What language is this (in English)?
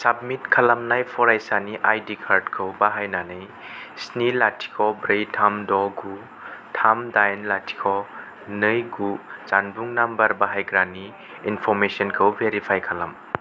Bodo